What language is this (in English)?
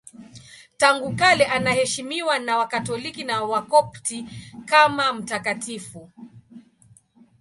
Swahili